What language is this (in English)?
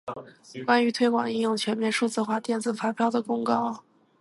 Chinese